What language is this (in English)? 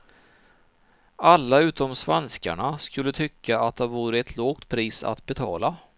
Swedish